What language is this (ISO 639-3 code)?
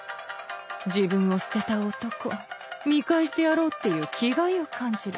jpn